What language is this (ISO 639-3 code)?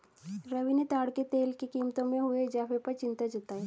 hin